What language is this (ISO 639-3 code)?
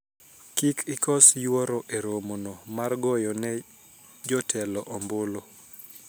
luo